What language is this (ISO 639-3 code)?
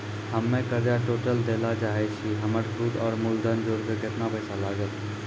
mai